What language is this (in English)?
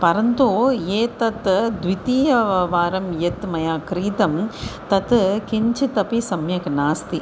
Sanskrit